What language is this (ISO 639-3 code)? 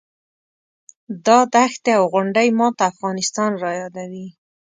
pus